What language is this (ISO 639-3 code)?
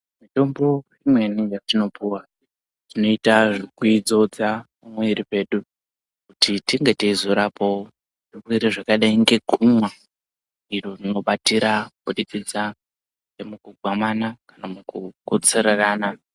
ndc